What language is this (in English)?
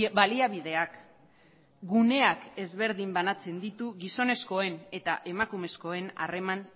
Basque